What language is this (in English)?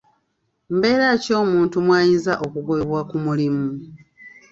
Ganda